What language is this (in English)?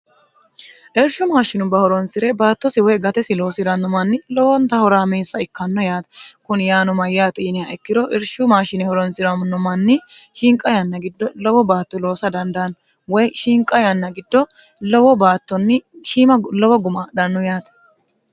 Sidamo